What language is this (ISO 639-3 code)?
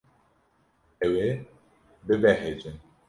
kur